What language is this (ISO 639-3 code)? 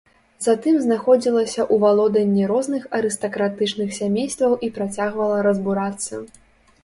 bel